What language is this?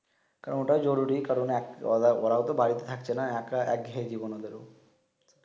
Bangla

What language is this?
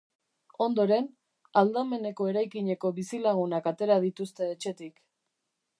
Basque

